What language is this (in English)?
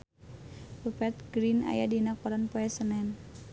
Sundanese